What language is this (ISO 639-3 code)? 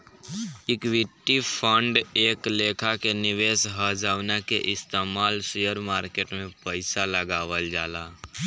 bho